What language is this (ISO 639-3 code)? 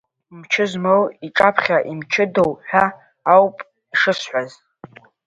abk